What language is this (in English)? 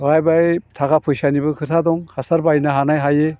Bodo